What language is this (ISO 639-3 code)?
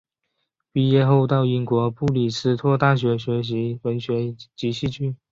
zho